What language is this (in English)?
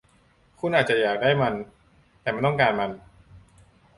Thai